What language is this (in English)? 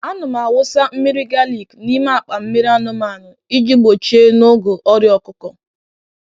Igbo